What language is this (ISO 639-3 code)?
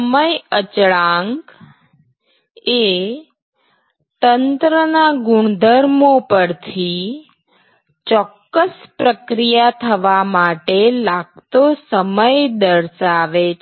guj